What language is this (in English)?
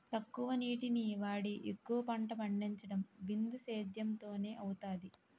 Telugu